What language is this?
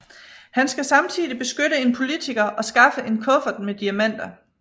Danish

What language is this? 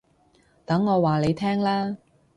Cantonese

